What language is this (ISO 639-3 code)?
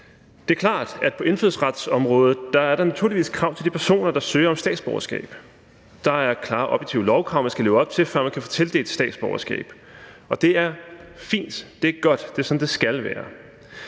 dan